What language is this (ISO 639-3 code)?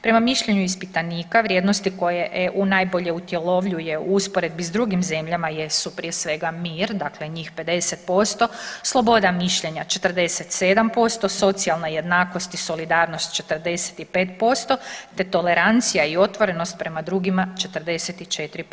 hrv